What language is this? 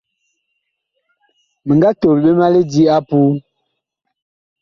Bakoko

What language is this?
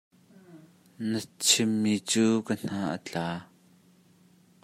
Hakha Chin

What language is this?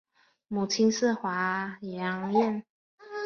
Chinese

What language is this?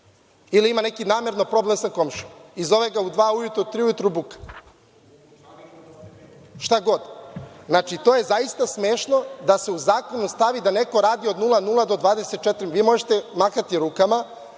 Serbian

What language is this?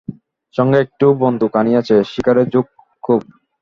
Bangla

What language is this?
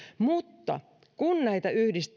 Finnish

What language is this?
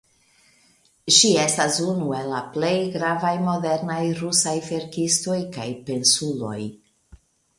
Esperanto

